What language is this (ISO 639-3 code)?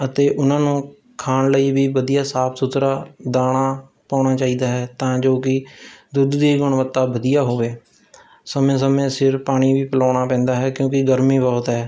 pan